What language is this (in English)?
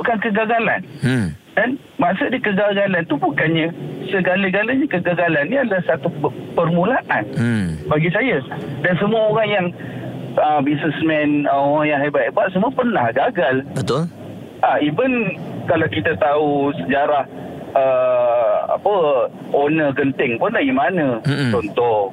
Malay